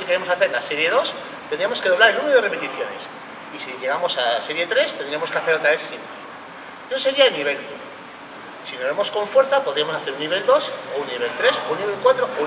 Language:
Spanish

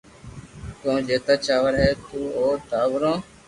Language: Loarki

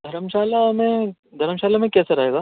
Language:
Urdu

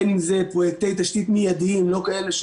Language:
Hebrew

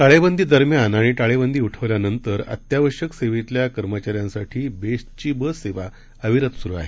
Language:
Marathi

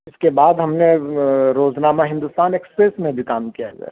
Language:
Urdu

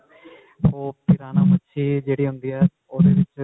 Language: Punjabi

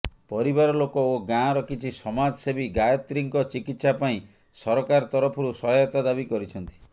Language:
Odia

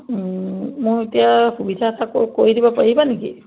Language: Assamese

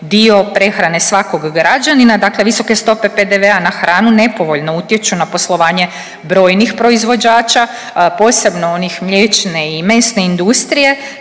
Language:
Croatian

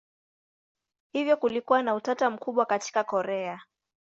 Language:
Swahili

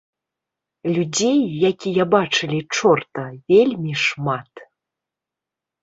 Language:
Belarusian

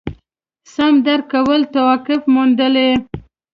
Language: Pashto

